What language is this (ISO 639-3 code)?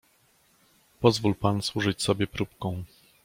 pol